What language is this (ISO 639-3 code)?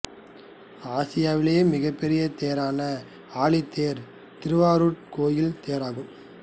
tam